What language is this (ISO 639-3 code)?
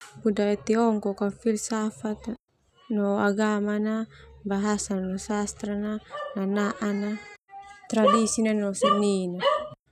twu